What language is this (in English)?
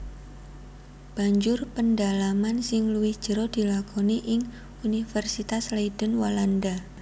Javanese